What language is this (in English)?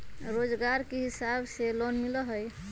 Magahi